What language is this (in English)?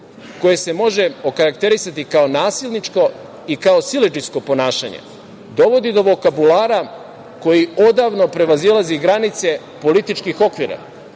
Serbian